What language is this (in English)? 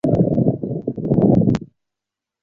Chinese